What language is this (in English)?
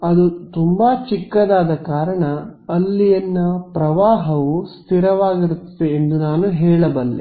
Kannada